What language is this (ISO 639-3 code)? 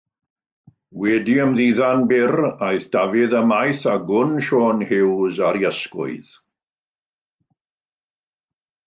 cym